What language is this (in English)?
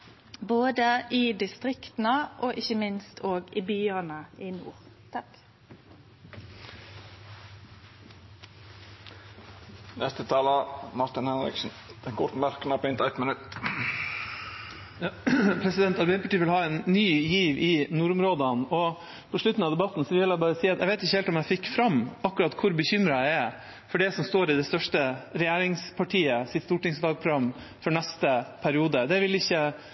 Norwegian